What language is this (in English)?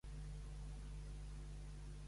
Catalan